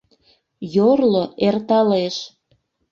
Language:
Mari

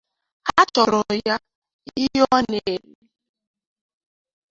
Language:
Igbo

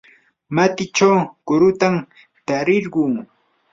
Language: Yanahuanca Pasco Quechua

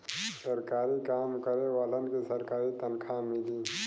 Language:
Bhojpuri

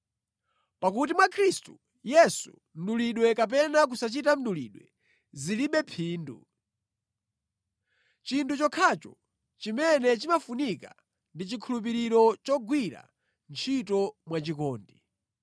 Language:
Nyanja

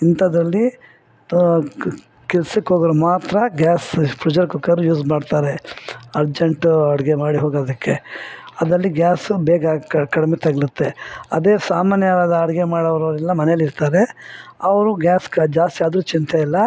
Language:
Kannada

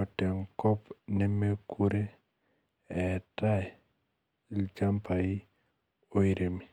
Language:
Masai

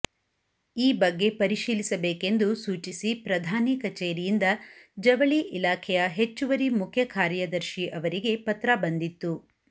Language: Kannada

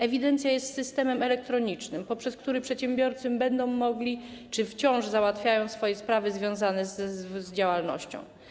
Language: Polish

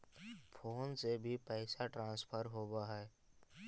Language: Magahi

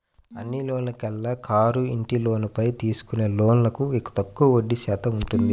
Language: Telugu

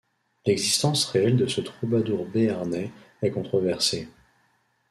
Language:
French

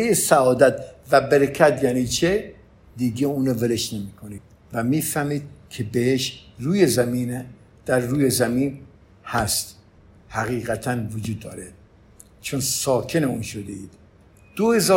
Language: Persian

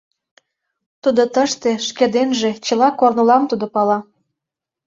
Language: Mari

